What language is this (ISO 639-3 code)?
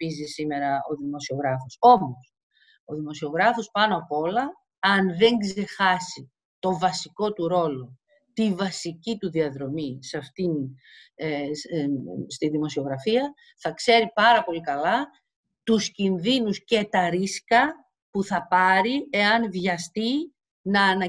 ell